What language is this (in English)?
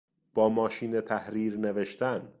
Persian